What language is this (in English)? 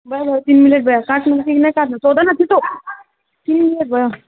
Nepali